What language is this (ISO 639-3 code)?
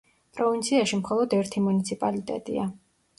kat